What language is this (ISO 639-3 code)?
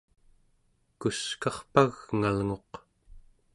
esu